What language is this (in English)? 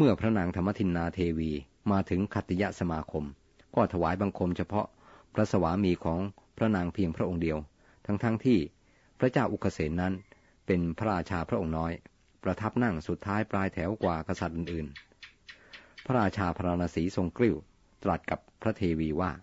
Thai